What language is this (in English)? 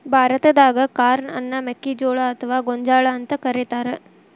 Kannada